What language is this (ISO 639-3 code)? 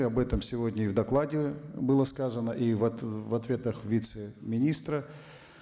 kaz